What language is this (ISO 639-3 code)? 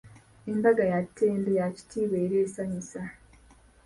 lug